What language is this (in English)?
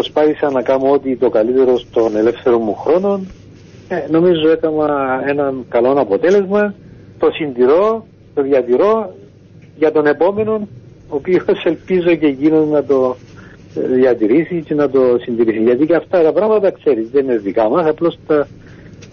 Greek